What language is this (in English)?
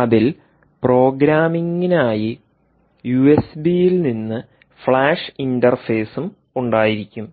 Malayalam